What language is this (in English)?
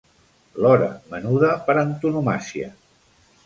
Catalan